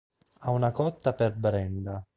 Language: Italian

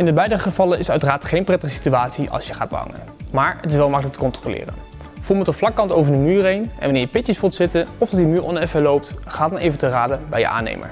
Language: Dutch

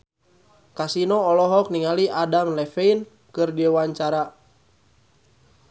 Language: Sundanese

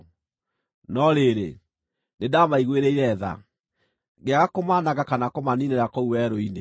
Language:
Kikuyu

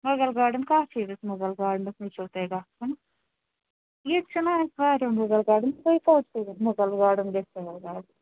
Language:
Kashmiri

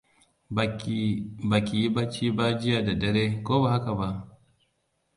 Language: Hausa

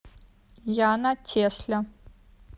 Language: Russian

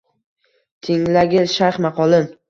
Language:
Uzbek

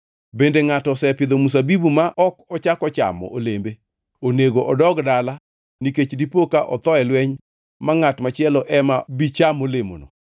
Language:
Luo (Kenya and Tanzania)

